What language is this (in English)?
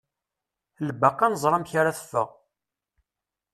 Kabyle